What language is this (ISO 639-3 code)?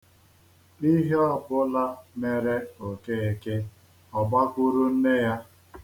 ibo